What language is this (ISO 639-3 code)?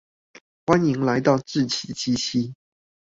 zho